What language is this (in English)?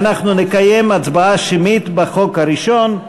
Hebrew